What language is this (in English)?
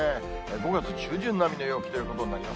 Japanese